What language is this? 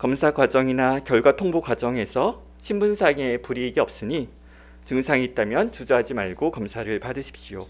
Korean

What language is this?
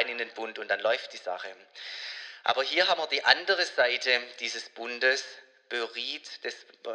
German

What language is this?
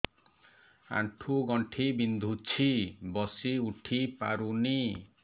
Odia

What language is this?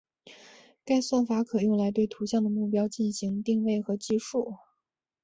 Chinese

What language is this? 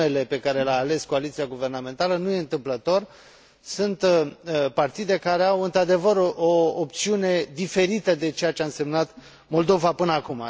Romanian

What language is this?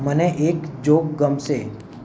Gujarati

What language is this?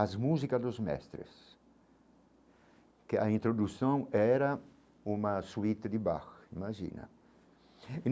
Portuguese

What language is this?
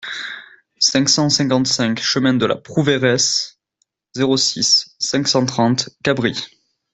French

